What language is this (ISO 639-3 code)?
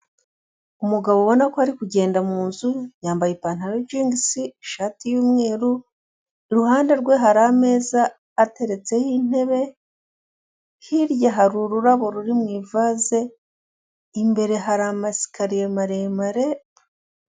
kin